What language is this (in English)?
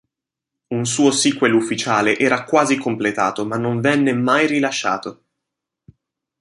Italian